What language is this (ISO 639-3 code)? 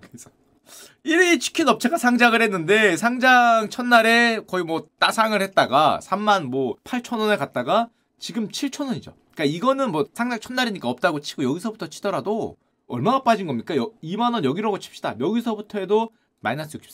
kor